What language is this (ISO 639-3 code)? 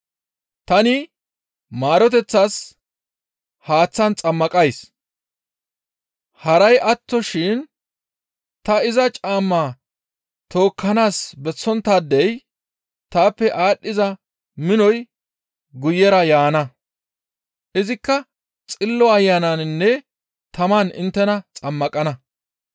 gmv